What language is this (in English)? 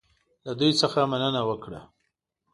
Pashto